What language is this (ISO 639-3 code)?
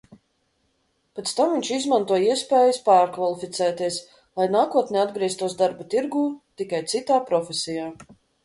lav